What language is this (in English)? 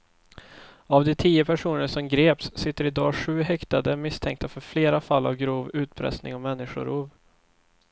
Swedish